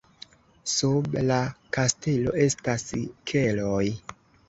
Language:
Esperanto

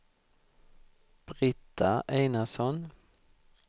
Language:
Swedish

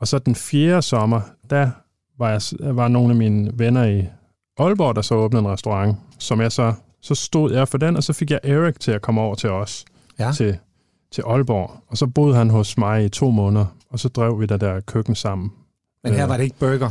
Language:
Danish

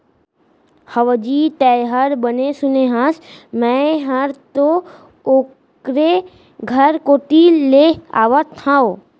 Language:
Chhattisgarhi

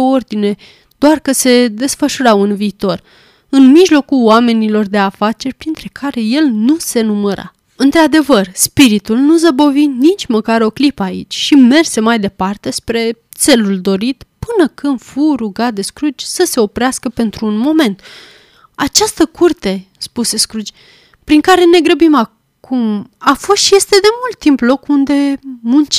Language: Romanian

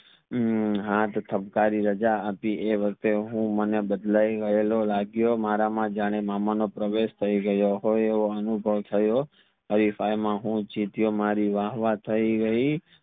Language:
Gujarati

